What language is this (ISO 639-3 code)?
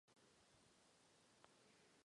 ces